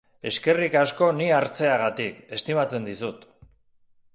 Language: Basque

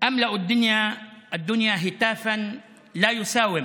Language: Hebrew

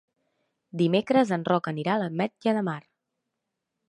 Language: Catalan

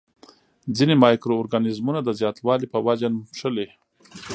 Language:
Pashto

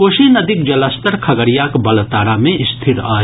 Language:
Maithili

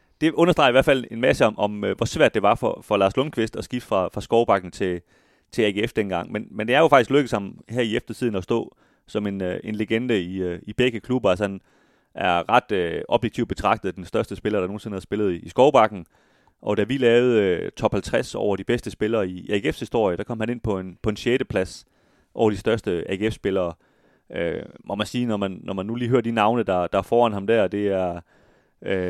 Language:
Danish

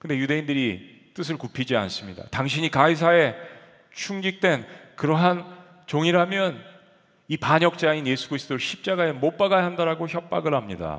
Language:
Korean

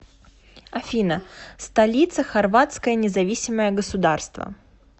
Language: Russian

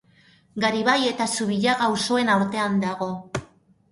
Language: Basque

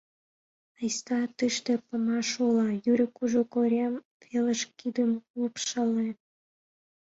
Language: Mari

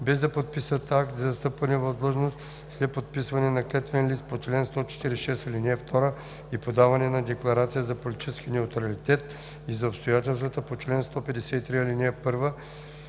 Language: Bulgarian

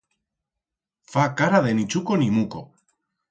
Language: Aragonese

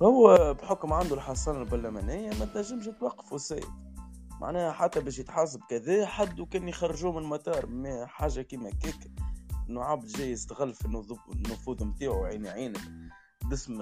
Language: Arabic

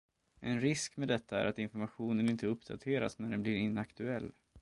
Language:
Swedish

